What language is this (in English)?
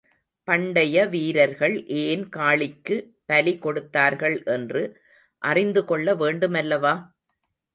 Tamil